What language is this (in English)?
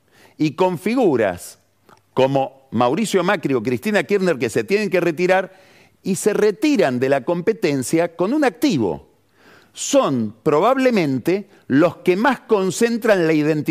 Spanish